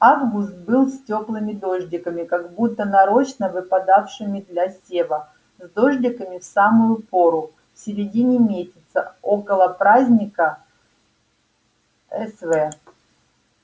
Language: Russian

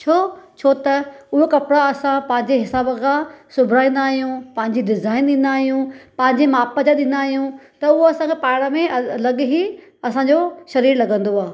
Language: Sindhi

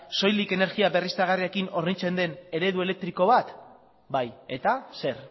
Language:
Basque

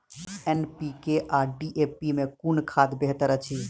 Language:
Maithili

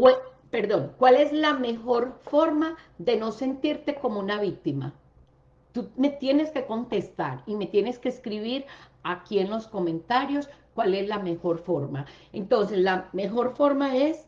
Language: Spanish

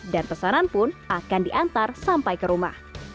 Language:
Indonesian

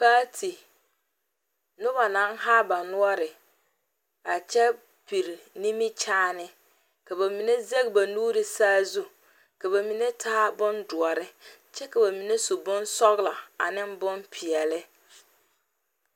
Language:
Southern Dagaare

